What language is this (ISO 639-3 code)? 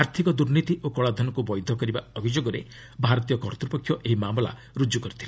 ori